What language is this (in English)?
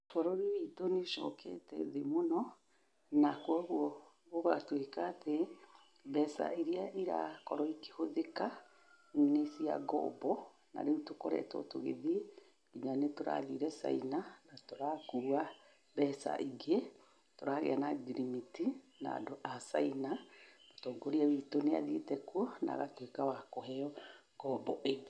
Kikuyu